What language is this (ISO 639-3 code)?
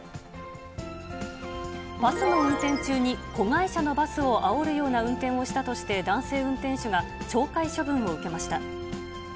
jpn